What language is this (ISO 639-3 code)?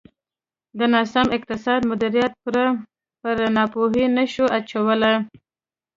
pus